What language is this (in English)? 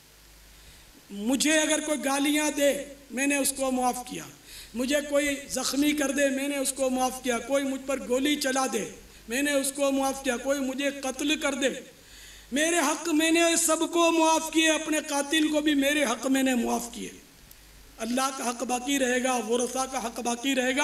Hindi